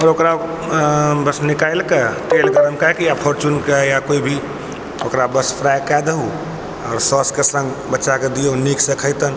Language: Maithili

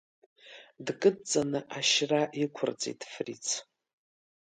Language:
Abkhazian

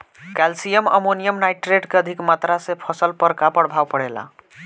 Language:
Bhojpuri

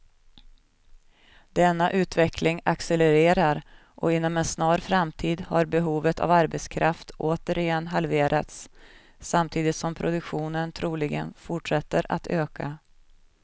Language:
Swedish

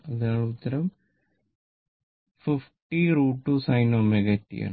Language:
Malayalam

